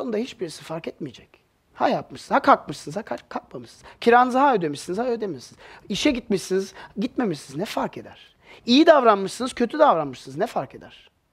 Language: Turkish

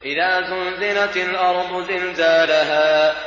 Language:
Arabic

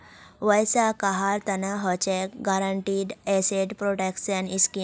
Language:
Magahi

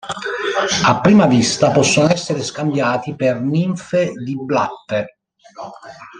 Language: Italian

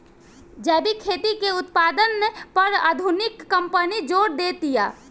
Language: Bhojpuri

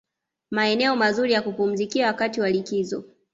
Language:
Swahili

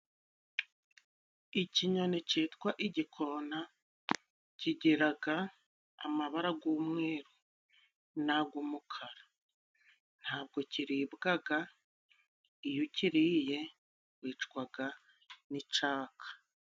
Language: Kinyarwanda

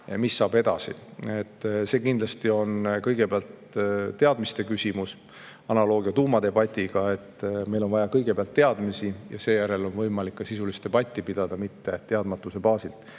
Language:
Estonian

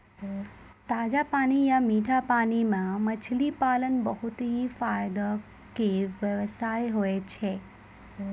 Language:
Maithili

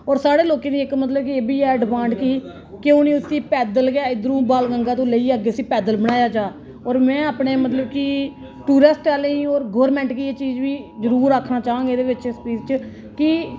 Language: Dogri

